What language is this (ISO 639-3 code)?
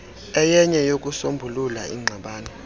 xho